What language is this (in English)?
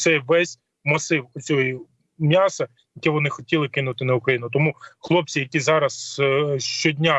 Ukrainian